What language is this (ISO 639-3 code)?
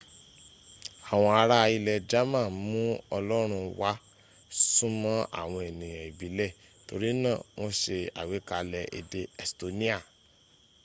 yor